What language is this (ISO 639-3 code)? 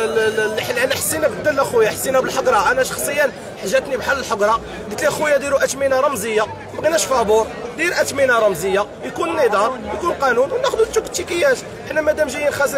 ara